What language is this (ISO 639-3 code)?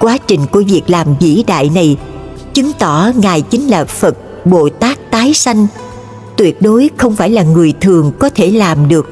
vie